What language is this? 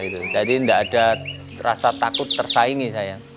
Indonesian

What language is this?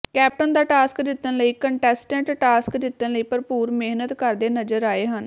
Punjabi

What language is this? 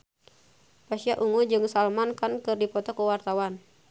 Sundanese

